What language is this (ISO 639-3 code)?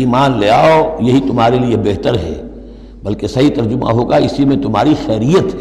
urd